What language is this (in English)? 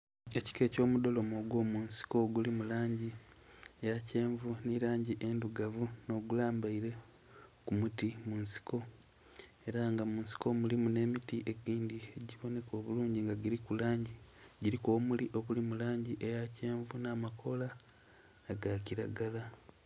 Soga